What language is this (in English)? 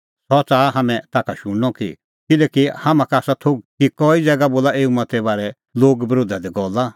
Kullu Pahari